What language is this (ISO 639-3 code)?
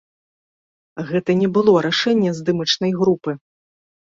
bel